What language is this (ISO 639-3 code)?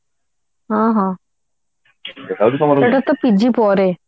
ori